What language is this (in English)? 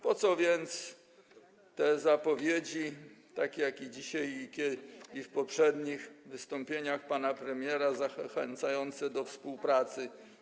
Polish